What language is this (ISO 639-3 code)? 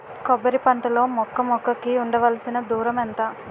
tel